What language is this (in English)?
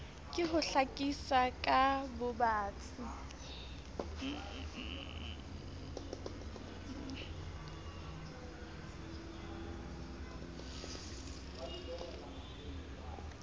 Southern Sotho